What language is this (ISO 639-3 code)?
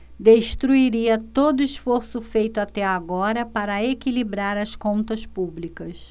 por